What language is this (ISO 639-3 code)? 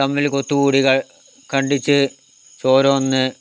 mal